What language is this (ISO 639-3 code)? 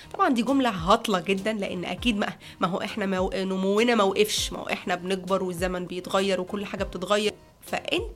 ara